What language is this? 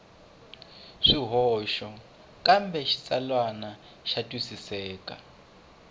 Tsonga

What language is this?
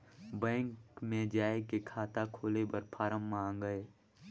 Chhattisgarhi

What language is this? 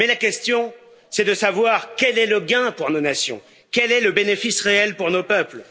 French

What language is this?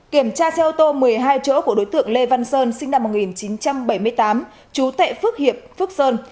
Vietnamese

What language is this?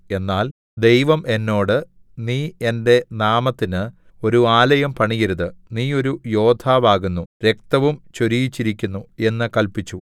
Malayalam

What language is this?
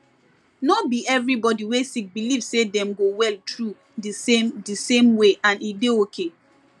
Nigerian Pidgin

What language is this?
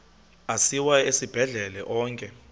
Xhosa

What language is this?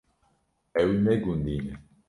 Kurdish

